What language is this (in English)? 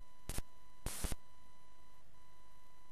Hebrew